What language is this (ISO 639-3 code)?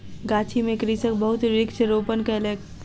mai